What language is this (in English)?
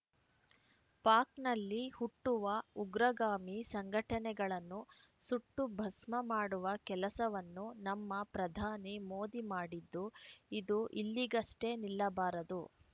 Kannada